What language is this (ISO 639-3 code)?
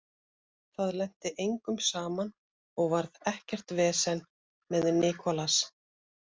isl